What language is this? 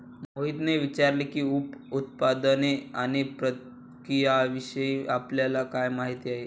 Marathi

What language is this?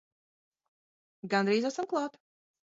Latvian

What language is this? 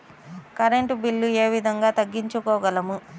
Telugu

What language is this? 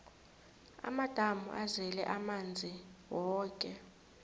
South Ndebele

